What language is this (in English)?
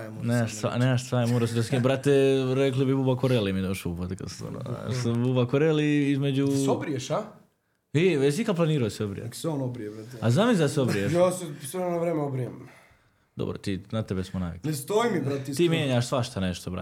Croatian